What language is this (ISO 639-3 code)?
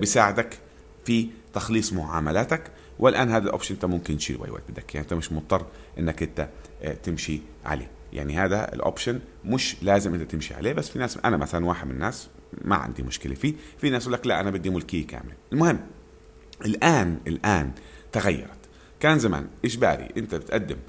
ara